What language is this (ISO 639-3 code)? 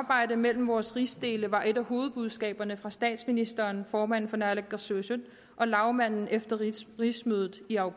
dan